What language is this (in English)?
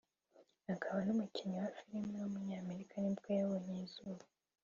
Kinyarwanda